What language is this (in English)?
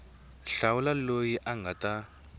Tsonga